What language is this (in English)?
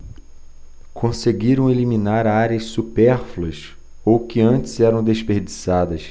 Portuguese